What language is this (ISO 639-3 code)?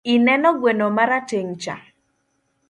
luo